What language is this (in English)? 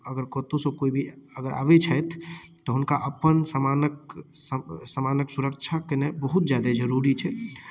Maithili